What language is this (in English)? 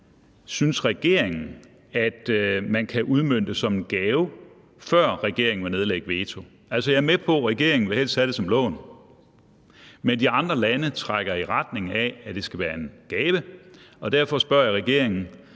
Danish